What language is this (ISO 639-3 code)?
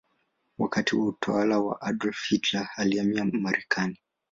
swa